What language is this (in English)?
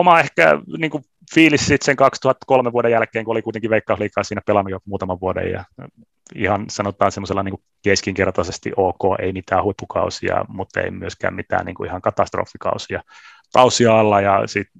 Finnish